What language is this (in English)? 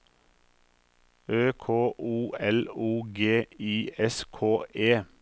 Norwegian